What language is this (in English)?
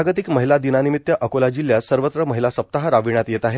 Marathi